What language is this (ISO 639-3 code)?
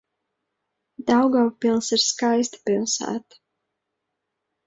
lav